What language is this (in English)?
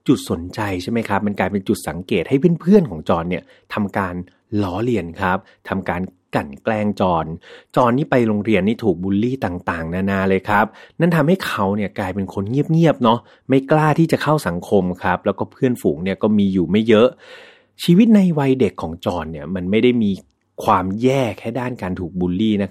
Thai